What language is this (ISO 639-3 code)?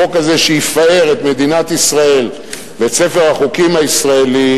heb